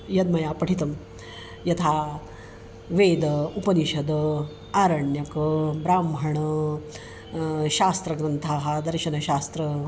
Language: Sanskrit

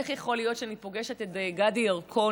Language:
Hebrew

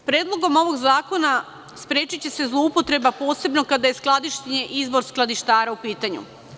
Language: Serbian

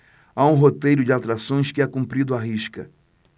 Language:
Portuguese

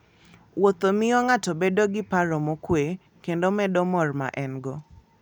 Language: Luo (Kenya and Tanzania)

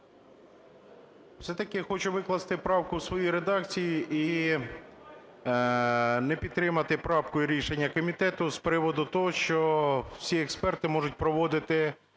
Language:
Ukrainian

